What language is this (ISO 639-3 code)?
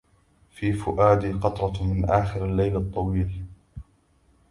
ara